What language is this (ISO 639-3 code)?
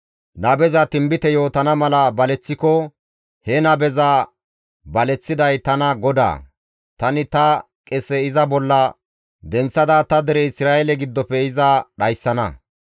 gmv